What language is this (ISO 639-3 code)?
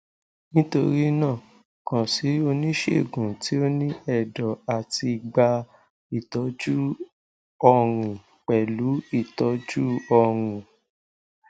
yor